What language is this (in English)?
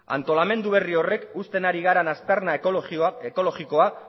Basque